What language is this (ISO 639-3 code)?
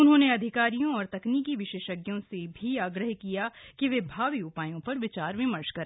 hin